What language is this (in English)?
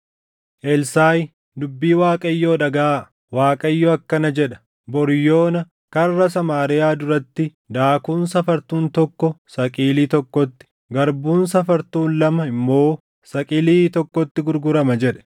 Oromo